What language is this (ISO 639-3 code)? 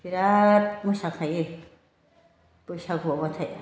brx